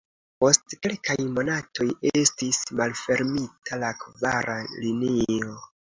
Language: Esperanto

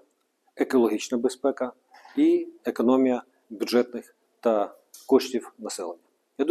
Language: Ukrainian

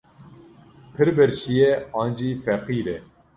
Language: Kurdish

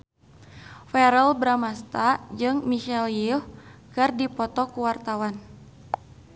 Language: Sundanese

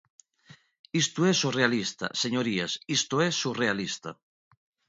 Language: Galician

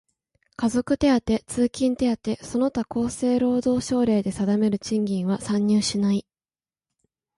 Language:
Japanese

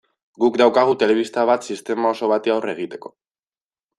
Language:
Basque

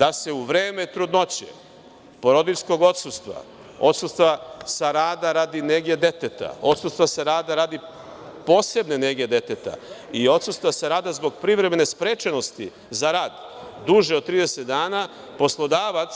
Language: Serbian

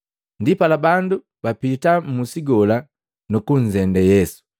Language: Matengo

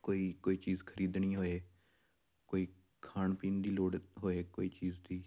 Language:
Punjabi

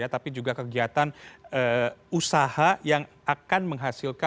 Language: Indonesian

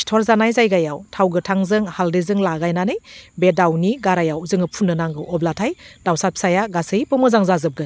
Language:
Bodo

